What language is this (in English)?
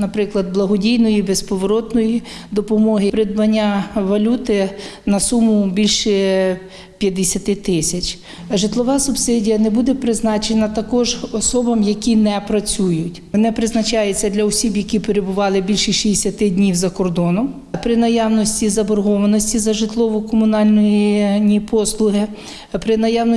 Ukrainian